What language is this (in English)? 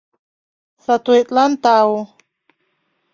Mari